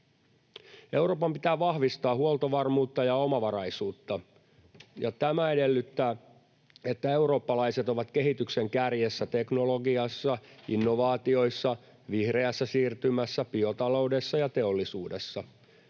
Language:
Finnish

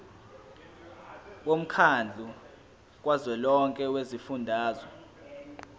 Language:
Zulu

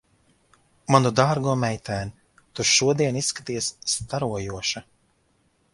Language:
Latvian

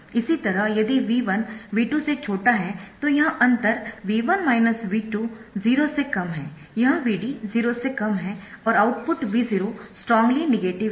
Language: Hindi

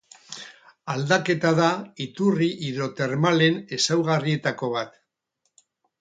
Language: Basque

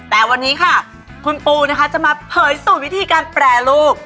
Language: Thai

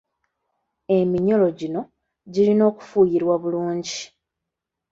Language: Ganda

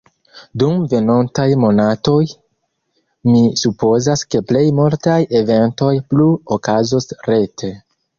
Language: Esperanto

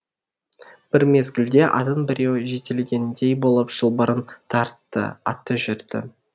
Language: Kazakh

